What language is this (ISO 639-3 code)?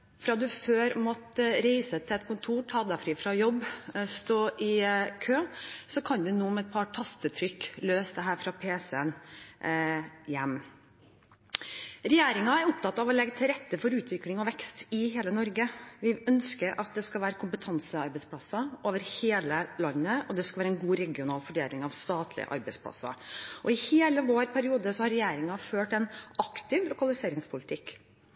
nob